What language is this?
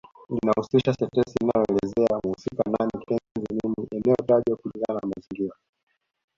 Swahili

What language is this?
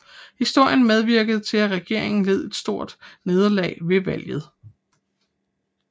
Danish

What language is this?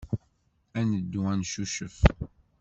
Kabyle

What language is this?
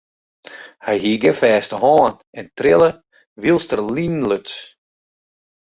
Western Frisian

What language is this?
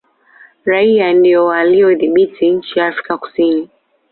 Swahili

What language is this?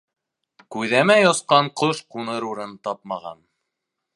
Bashkir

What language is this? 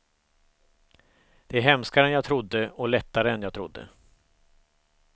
Swedish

